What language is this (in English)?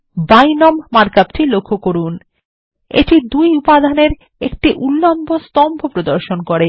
Bangla